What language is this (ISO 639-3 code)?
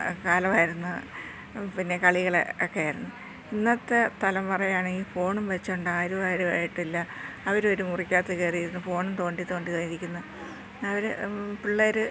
mal